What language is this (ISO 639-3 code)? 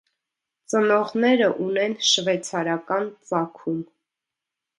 hye